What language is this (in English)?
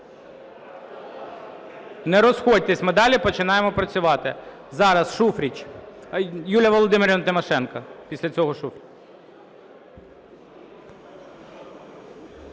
Ukrainian